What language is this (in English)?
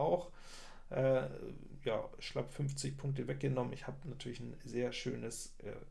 German